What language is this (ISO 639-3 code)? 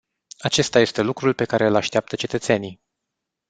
ron